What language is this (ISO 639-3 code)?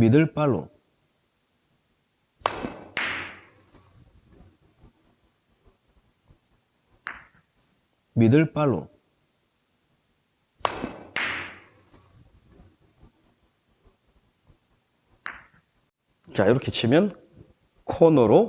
kor